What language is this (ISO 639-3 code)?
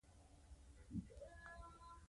pus